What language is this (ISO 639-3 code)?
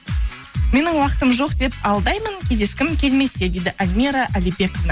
kaz